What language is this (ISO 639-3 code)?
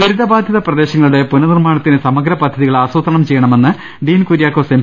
mal